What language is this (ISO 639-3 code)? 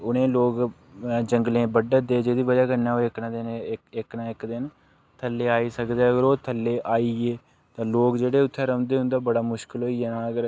doi